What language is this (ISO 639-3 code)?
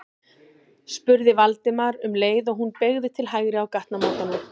isl